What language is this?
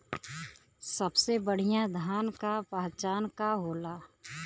Bhojpuri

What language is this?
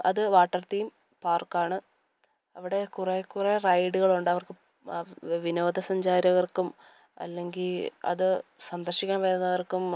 Malayalam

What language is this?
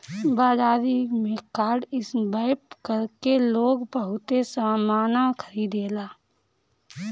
Bhojpuri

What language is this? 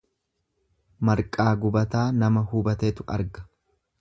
Oromo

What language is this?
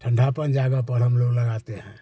Hindi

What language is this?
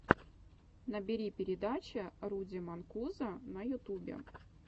Russian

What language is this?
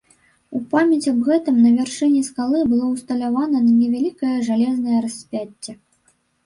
Belarusian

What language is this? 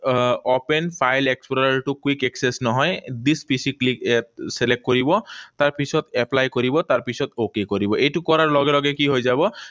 Assamese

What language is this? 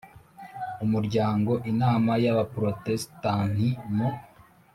Kinyarwanda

